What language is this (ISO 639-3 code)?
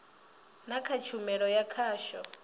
ven